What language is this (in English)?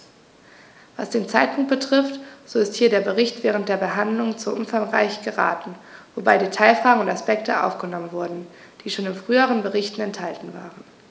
German